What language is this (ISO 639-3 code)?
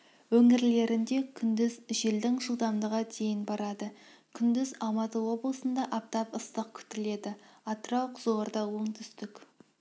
kaz